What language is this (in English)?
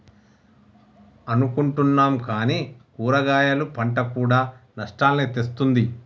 Telugu